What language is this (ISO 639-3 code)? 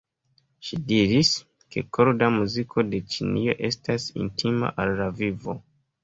epo